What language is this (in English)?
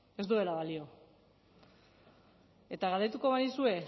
Basque